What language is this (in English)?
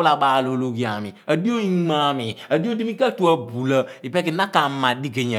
Abua